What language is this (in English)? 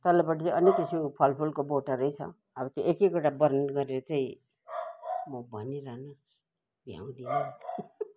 Nepali